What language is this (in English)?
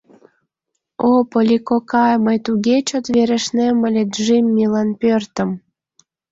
Mari